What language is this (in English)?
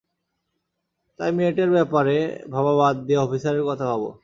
Bangla